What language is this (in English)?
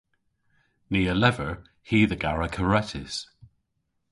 Cornish